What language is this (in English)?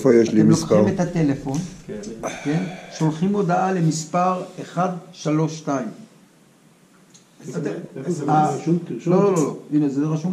Hebrew